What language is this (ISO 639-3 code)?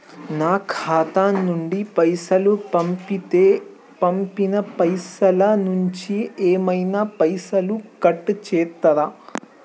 tel